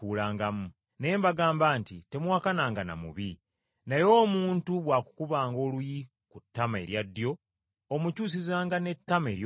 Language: Ganda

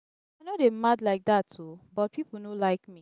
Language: Nigerian Pidgin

